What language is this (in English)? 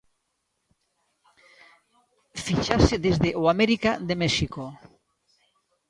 Galician